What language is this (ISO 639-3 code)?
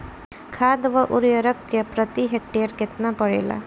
bho